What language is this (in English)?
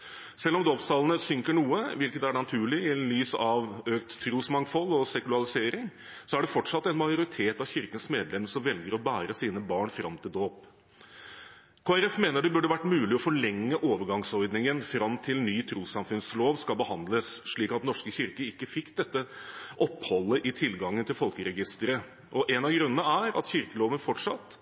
Norwegian Bokmål